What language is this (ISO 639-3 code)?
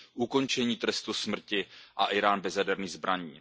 ces